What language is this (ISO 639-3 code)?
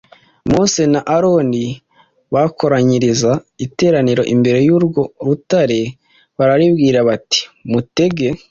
kin